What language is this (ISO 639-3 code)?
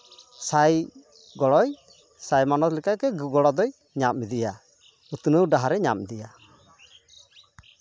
sat